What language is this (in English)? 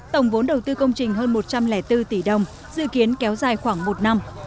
Vietnamese